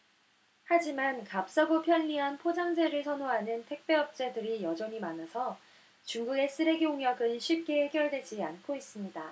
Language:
Korean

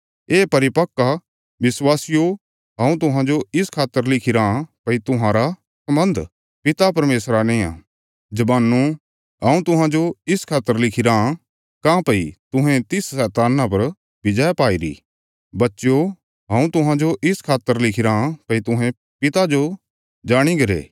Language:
Bilaspuri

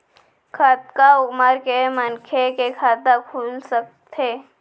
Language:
Chhattisgarhi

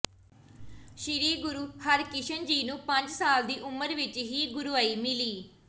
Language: Punjabi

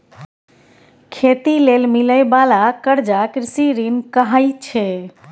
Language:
Maithili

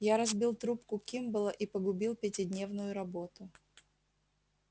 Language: Russian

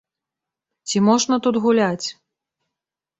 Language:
Belarusian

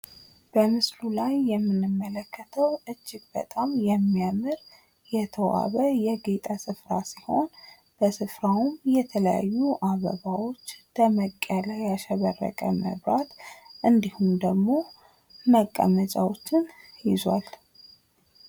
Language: Amharic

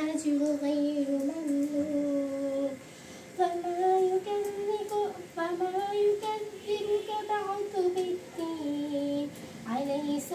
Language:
Arabic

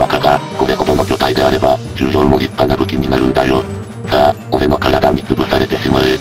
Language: Japanese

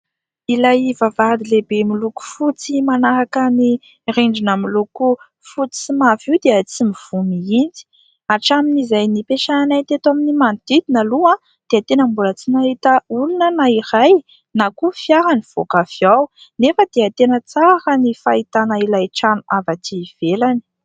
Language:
Malagasy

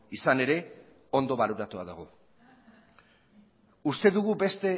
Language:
Basque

